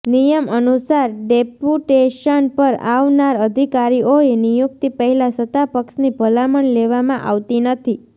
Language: Gujarati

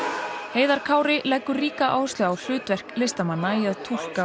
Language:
Icelandic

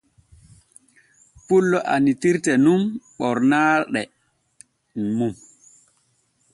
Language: Borgu Fulfulde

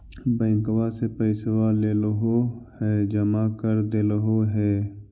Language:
Magahi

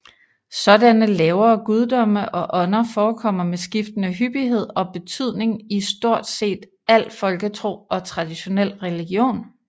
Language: Danish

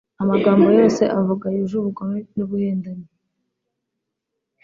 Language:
Kinyarwanda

